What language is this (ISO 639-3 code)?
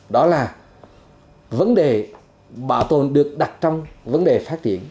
vie